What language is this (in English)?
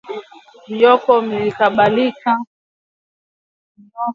Swahili